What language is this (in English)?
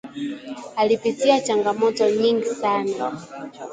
Swahili